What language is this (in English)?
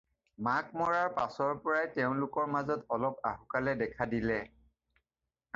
Assamese